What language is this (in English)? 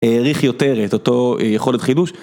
Hebrew